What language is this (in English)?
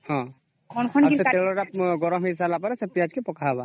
Odia